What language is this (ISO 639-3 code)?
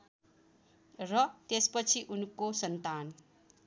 nep